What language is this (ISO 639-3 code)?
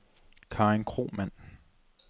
dan